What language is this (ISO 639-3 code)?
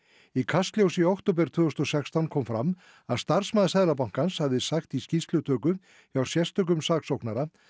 isl